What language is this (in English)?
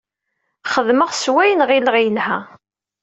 Kabyle